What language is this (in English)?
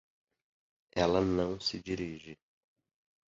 Portuguese